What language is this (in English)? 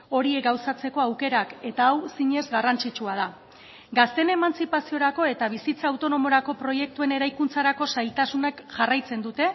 Basque